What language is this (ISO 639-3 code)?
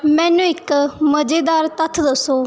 pan